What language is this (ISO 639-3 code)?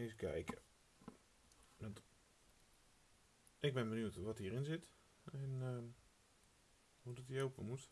nld